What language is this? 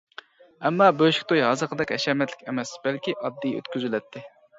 Uyghur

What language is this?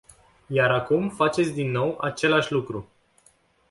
Romanian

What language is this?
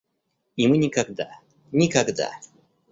Russian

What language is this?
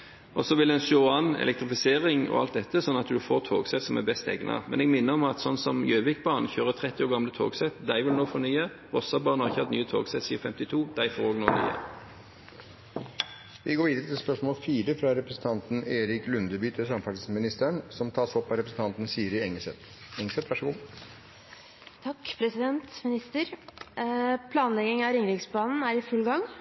Norwegian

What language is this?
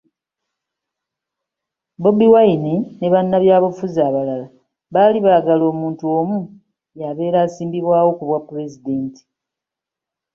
Ganda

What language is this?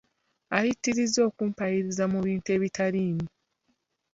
Ganda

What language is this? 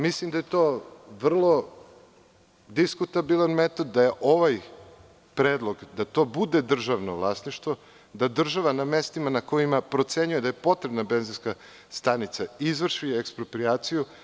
Serbian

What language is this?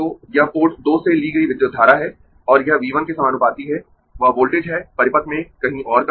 Hindi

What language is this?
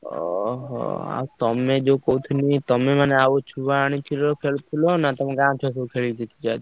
Odia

